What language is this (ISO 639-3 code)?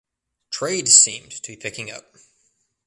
eng